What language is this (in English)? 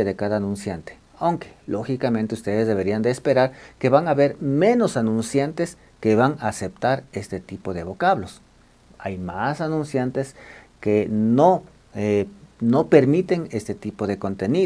Spanish